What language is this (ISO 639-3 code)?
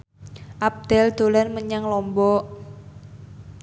jav